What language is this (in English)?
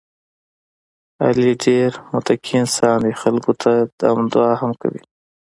Pashto